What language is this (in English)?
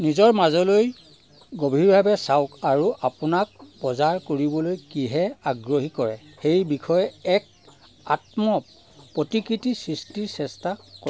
Assamese